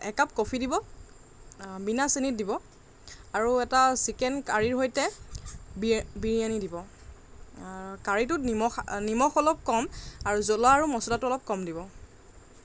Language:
Assamese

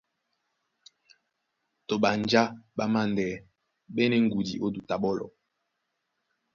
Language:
Duala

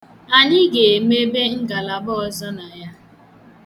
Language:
Igbo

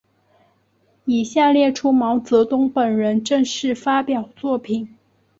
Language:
Chinese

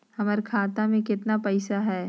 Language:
Magahi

